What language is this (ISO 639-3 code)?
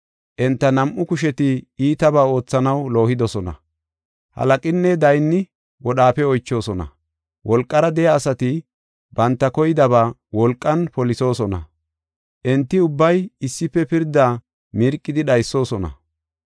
gof